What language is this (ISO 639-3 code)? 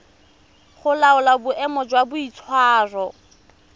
tsn